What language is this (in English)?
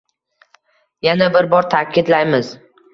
Uzbek